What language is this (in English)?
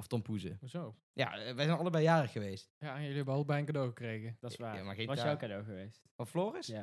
Dutch